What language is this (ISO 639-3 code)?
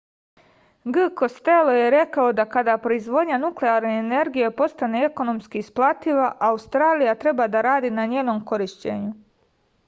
srp